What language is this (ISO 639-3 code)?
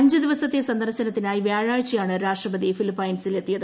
mal